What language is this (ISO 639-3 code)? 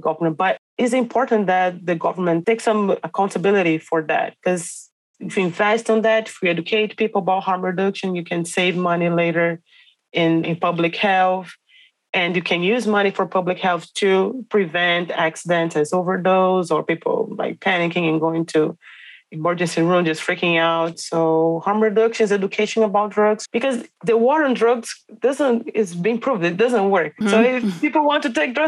eng